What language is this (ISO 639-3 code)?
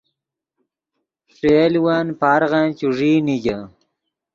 ydg